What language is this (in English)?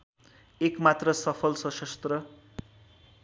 Nepali